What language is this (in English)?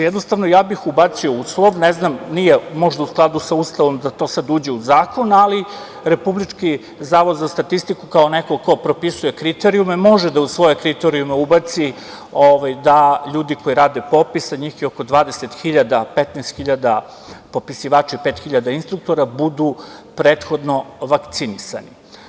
Serbian